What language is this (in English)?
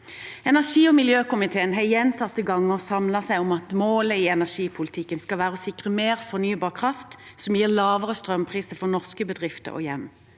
Norwegian